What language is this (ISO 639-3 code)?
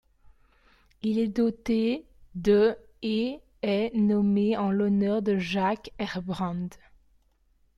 fra